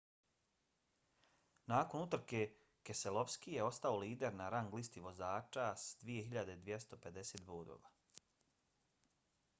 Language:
Bosnian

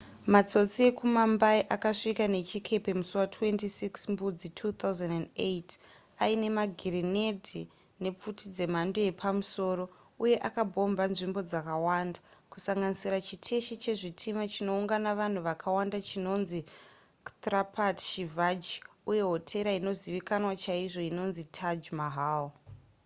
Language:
Shona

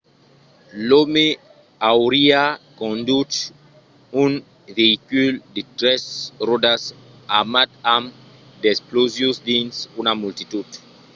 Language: Occitan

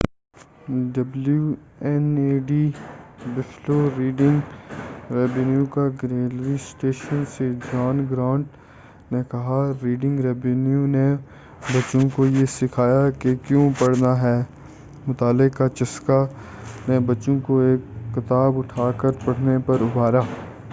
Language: Urdu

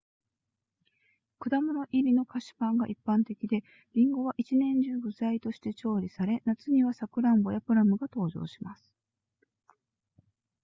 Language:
Japanese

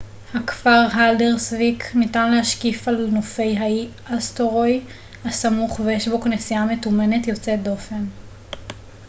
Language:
Hebrew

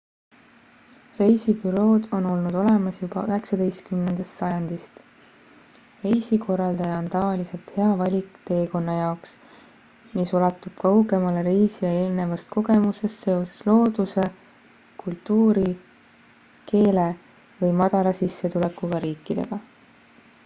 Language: Estonian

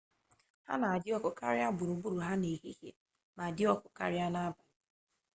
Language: Igbo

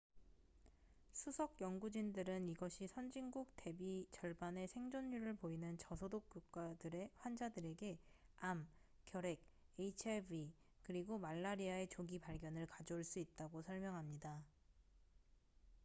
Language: Korean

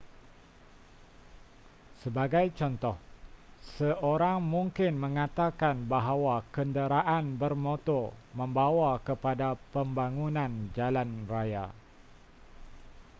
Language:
Malay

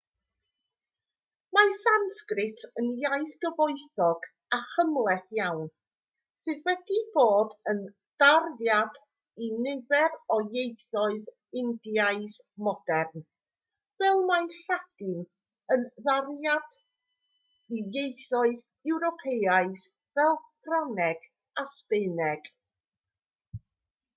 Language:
Welsh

